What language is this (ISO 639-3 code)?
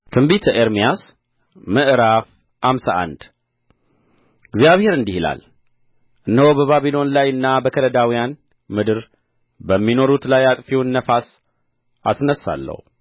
amh